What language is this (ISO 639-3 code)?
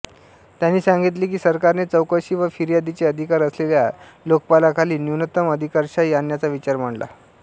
mar